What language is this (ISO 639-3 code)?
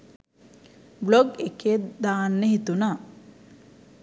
sin